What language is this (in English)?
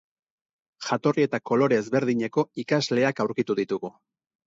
Basque